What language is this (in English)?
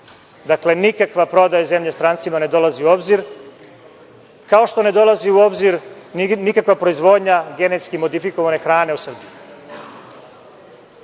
Serbian